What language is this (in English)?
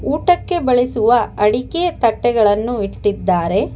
Kannada